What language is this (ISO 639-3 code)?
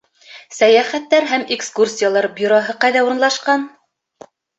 bak